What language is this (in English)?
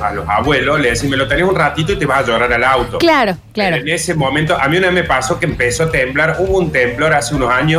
Spanish